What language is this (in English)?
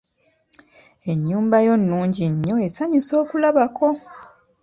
Ganda